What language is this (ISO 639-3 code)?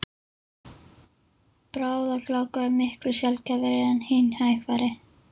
isl